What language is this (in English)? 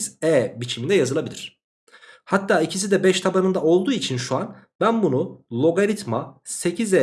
Turkish